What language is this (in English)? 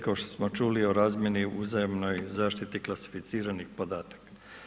Croatian